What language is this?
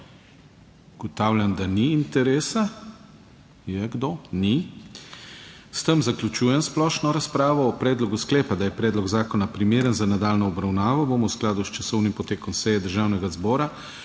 Slovenian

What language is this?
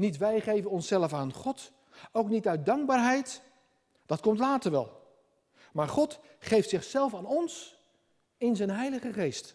Dutch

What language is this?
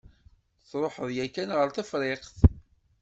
Kabyle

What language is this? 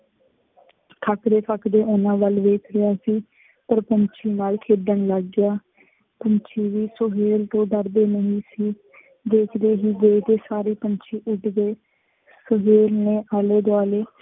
Punjabi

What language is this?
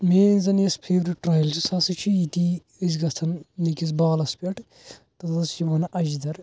Kashmiri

